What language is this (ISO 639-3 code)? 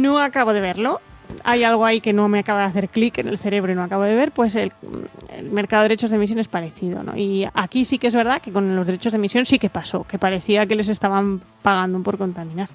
spa